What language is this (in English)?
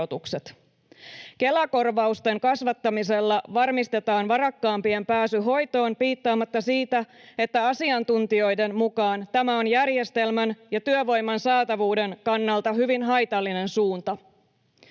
Finnish